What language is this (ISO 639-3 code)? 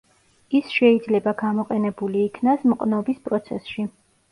kat